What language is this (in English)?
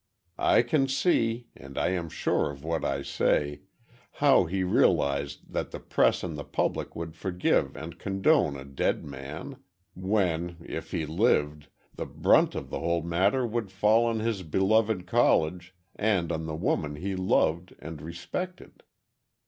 English